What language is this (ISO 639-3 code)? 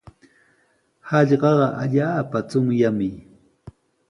qws